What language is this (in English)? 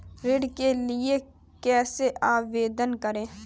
Hindi